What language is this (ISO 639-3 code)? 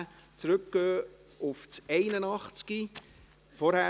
gsw